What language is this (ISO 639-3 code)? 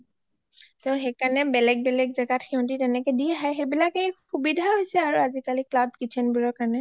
asm